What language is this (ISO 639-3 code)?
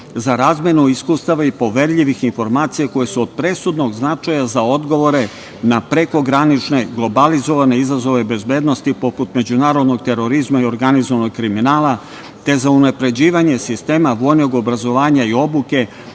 srp